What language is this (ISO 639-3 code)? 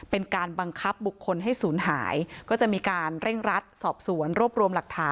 tha